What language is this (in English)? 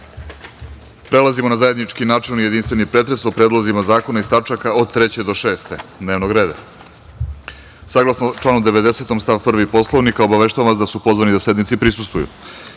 Serbian